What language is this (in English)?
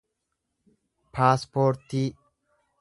Oromo